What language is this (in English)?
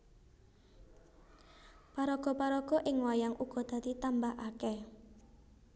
Javanese